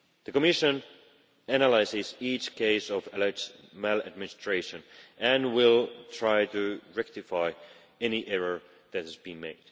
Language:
English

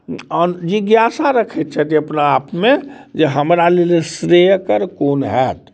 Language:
Maithili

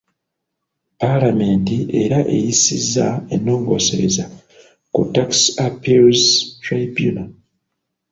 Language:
Ganda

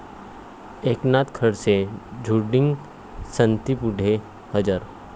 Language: Marathi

